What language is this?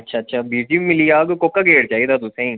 Dogri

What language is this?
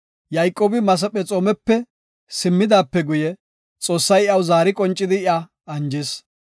Gofa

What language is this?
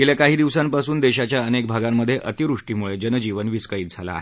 Marathi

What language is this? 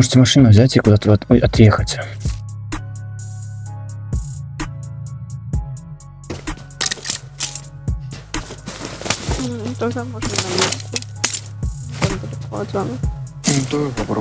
Russian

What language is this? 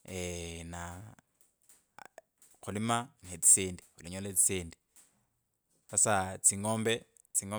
Kabras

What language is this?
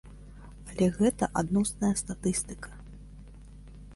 Belarusian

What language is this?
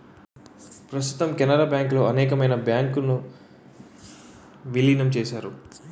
Telugu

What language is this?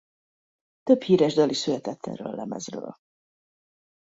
Hungarian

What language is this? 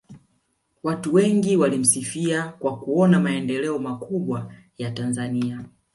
Swahili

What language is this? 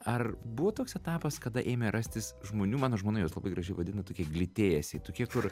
Lithuanian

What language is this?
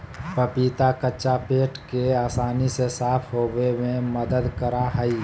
Magahi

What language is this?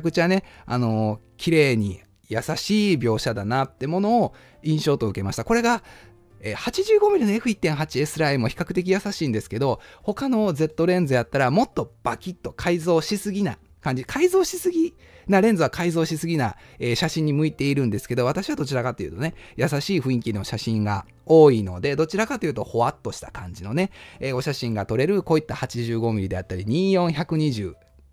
Japanese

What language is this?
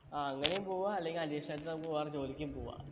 Malayalam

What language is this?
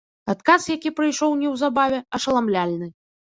Belarusian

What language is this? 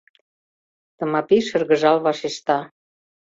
Mari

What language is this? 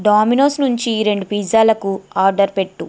Telugu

